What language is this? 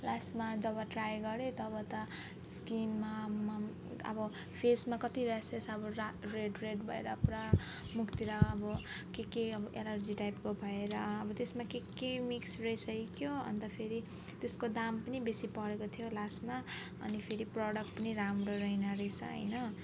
Nepali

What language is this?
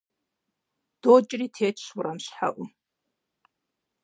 Kabardian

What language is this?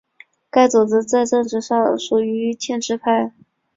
Chinese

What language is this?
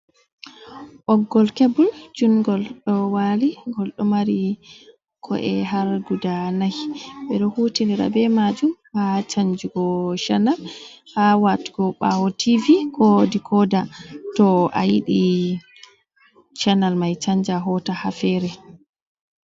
Fula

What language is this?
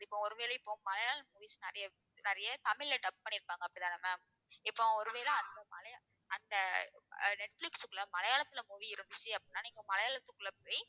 Tamil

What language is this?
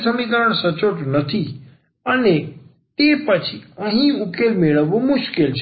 Gujarati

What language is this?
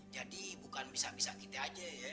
Indonesian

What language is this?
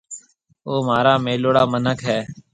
Marwari (Pakistan)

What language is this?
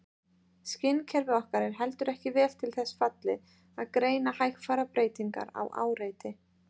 Icelandic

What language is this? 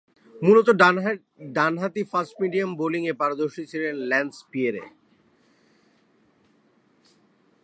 Bangla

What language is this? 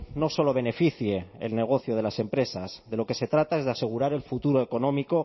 Spanish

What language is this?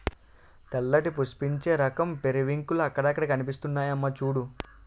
Telugu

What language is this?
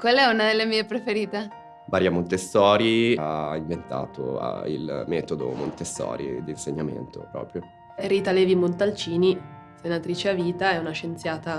Italian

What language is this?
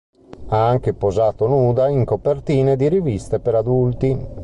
Italian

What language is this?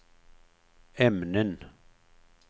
Swedish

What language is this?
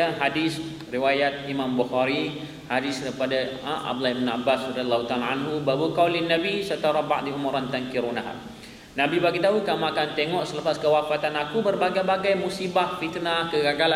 Malay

